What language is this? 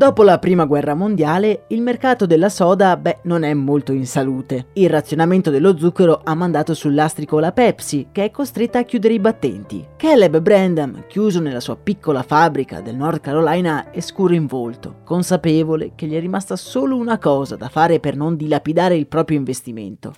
Italian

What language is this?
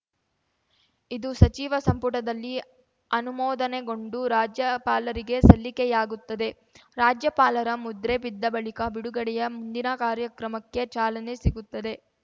Kannada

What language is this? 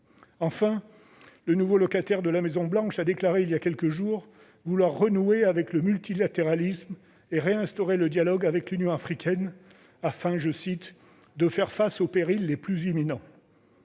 French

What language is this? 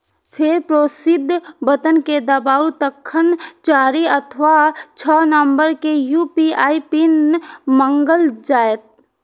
Maithili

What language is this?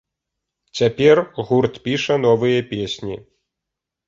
Belarusian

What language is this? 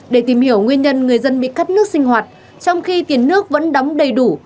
Vietnamese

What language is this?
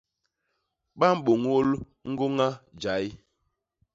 Basaa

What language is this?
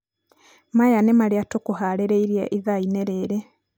Kikuyu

